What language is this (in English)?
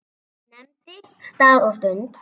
Icelandic